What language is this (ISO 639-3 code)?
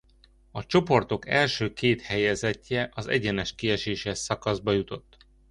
hun